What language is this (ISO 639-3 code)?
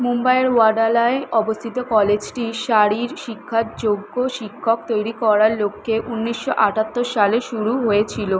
ben